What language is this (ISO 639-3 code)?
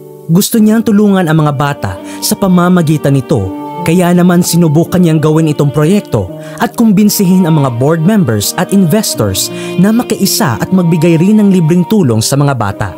fil